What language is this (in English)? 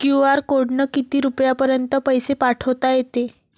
Marathi